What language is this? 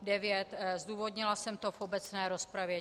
Czech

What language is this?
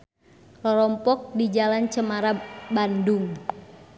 Sundanese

